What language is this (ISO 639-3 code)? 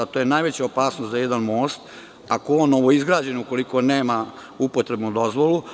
srp